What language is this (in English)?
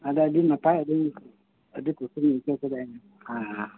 Santali